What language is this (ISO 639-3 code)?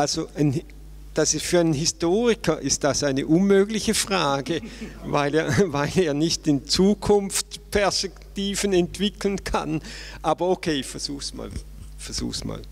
deu